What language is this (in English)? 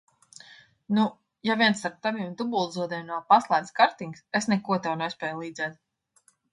Latvian